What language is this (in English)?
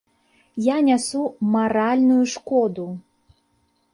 Belarusian